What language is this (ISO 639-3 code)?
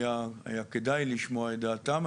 heb